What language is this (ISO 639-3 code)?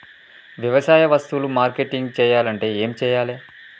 tel